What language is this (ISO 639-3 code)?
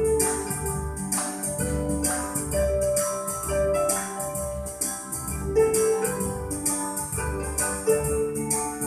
ind